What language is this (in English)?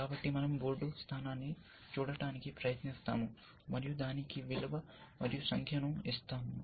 Telugu